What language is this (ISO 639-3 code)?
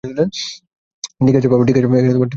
ben